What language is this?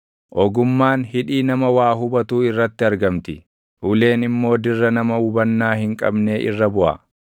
Oromo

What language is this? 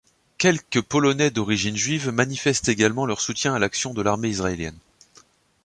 French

